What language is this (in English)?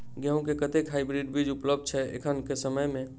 Maithili